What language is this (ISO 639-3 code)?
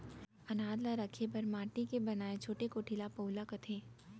hne